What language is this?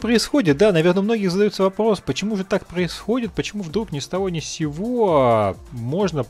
Russian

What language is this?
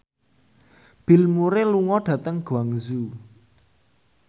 Javanese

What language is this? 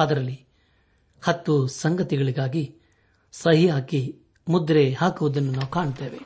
Kannada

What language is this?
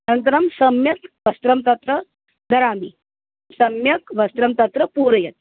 Sanskrit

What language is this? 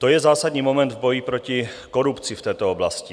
Czech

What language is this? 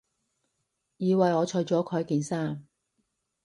Cantonese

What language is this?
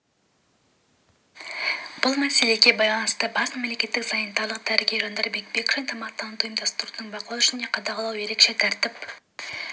Kazakh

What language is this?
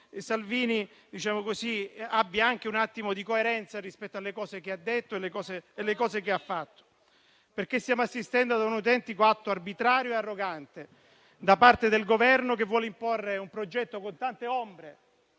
Italian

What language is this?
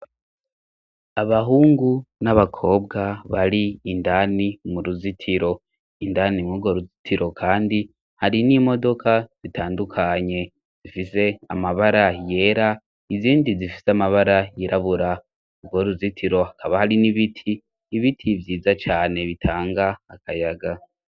Rundi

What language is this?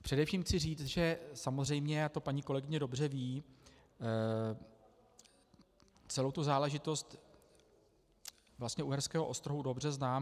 Czech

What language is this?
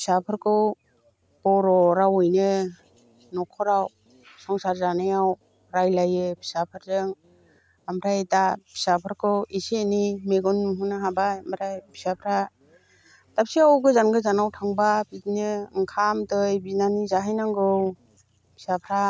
Bodo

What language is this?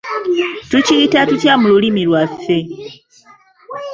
Ganda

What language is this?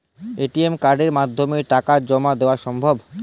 Bangla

